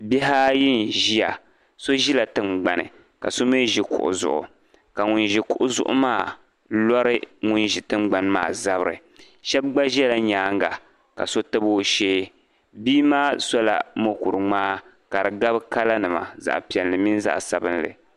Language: Dagbani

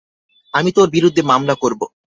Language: Bangla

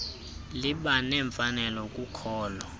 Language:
Xhosa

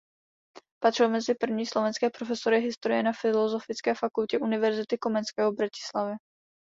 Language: Czech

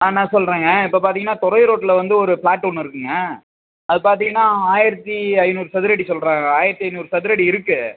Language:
Tamil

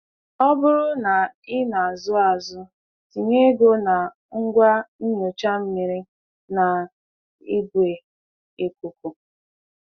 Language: Igbo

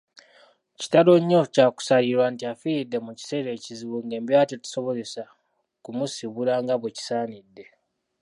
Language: Ganda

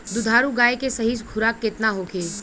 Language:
Bhojpuri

